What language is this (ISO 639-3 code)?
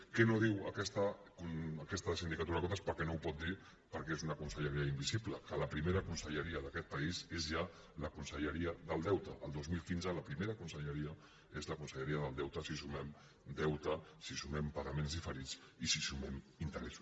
cat